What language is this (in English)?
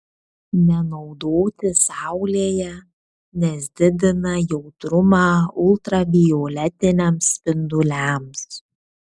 Lithuanian